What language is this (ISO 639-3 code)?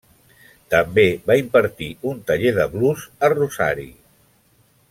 cat